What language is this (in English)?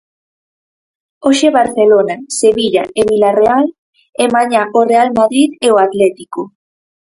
Galician